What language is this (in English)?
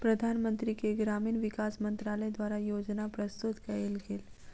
Maithili